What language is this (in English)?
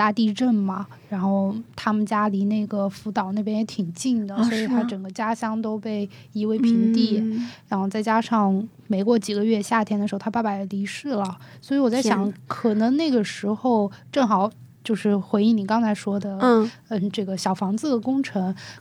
Chinese